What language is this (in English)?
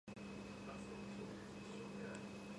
Georgian